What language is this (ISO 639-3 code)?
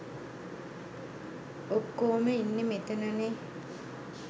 sin